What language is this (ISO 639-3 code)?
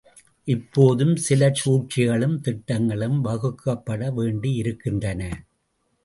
tam